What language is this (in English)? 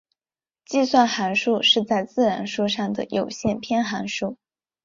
Chinese